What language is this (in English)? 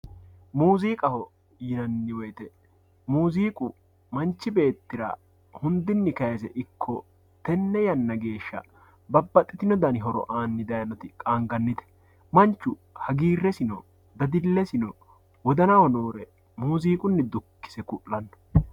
Sidamo